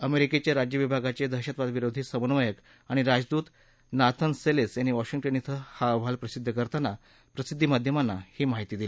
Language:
Marathi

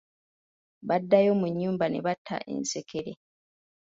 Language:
Ganda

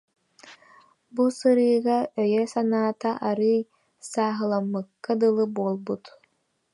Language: Yakut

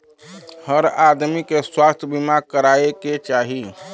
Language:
Bhojpuri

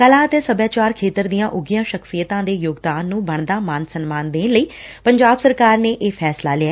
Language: Punjabi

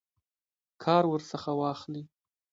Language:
Pashto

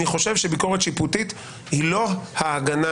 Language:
Hebrew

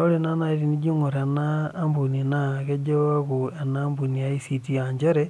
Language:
Masai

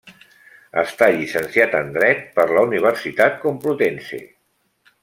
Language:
Catalan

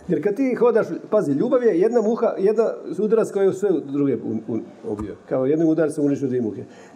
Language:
Croatian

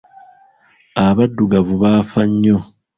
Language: Ganda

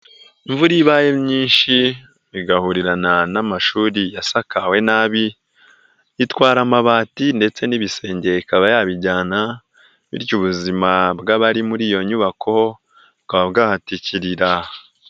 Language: Kinyarwanda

